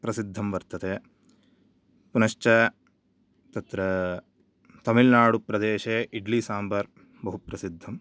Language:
Sanskrit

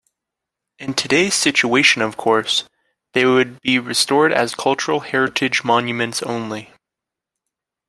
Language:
English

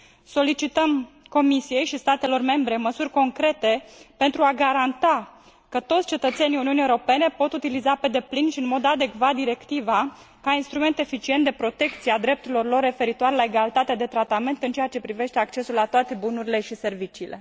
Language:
Romanian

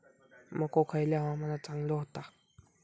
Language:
Marathi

